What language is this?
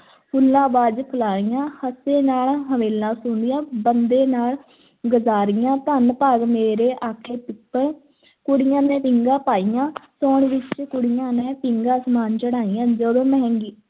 Punjabi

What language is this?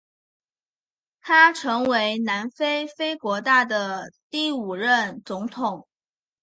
Chinese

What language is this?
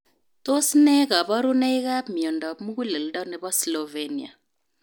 Kalenjin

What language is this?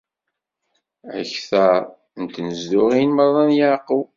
Kabyle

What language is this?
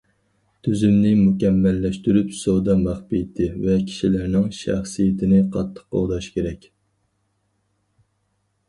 Uyghur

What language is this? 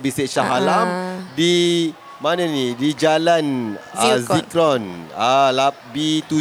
Malay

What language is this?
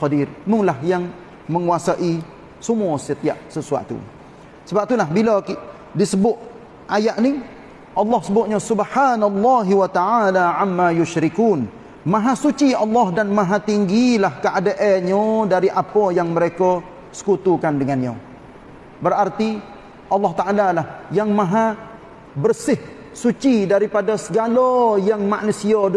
Malay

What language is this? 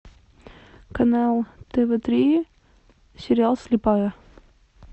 Russian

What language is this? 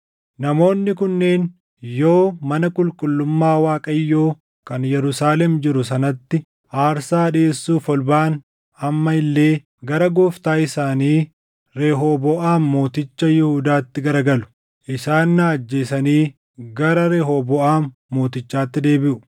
Oromo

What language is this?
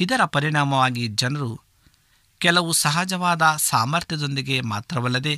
Kannada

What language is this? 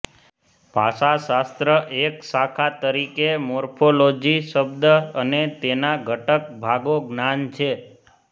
Gujarati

